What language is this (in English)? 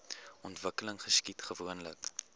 Afrikaans